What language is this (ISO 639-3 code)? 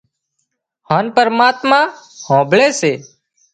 kxp